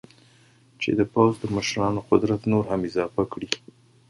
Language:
Pashto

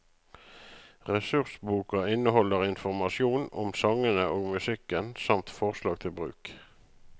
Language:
Norwegian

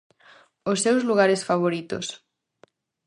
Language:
Galician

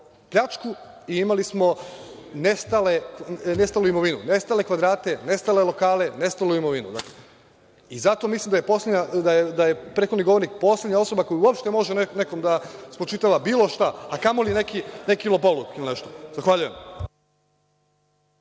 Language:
Serbian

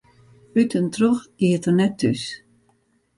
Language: Western Frisian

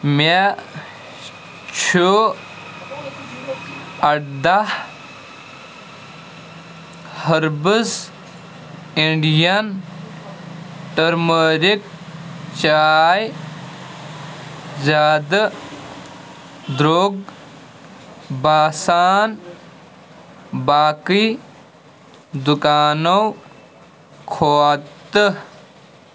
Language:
Kashmiri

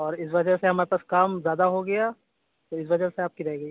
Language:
Urdu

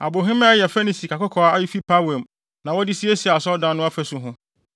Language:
Akan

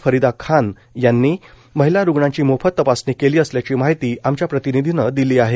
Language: Marathi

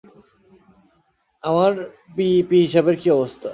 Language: Bangla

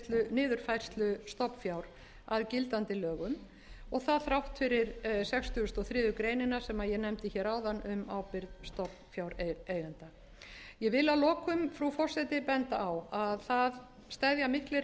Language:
Icelandic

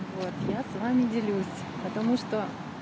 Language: Russian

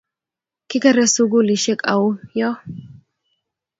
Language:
Kalenjin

